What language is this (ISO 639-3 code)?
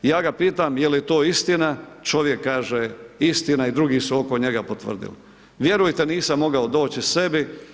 hrv